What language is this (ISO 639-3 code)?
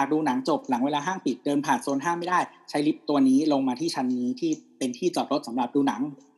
tha